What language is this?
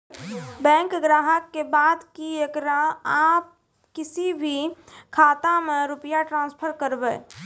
Maithili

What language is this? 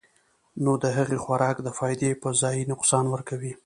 Pashto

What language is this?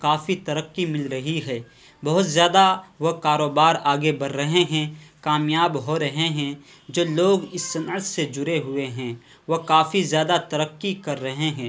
Urdu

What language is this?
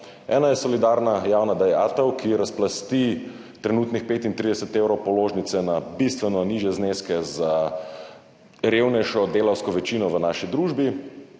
Slovenian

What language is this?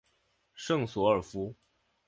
Chinese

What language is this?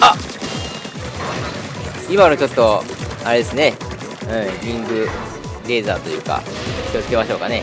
Japanese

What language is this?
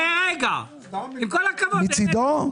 Hebrew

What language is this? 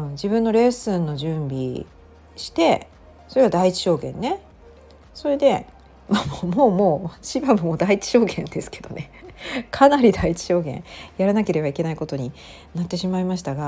Japanese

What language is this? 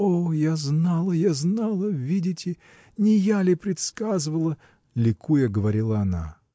Russian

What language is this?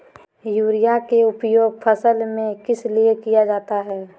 Magahi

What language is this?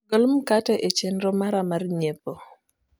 Luo (Kenya and Tanzania)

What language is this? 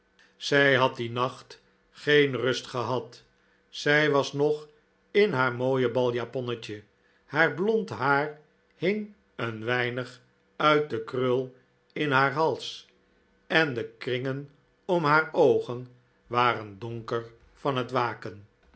Dutch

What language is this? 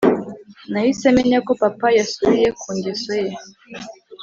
Kinyarwanda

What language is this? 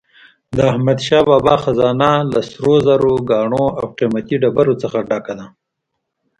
Pashto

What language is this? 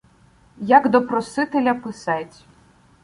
Ukrainian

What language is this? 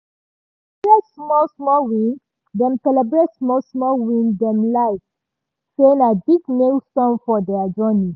Nigerian Pidgin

